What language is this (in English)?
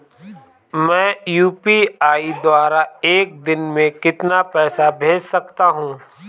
Hindi